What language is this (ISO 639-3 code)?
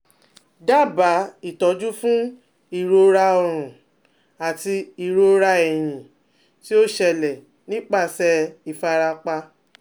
yor